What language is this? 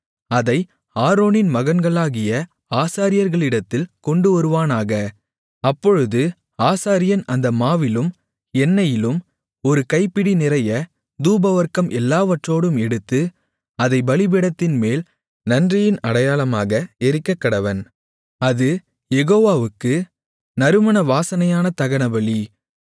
Tamil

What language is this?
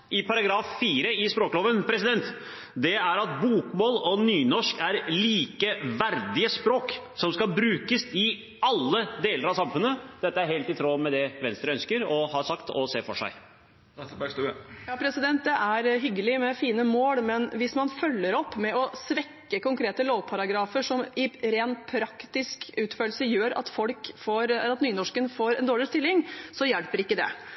Norwegian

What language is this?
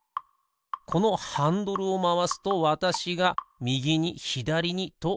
Japanese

